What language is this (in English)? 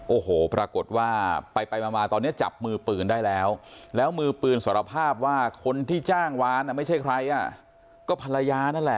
Thai